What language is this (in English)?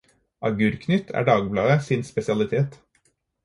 Norwegian Bokmål